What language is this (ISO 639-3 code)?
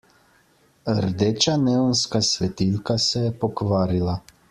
slv